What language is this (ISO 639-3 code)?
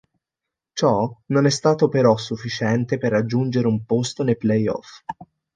ita